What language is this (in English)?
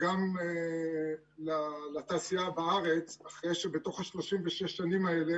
Hebrew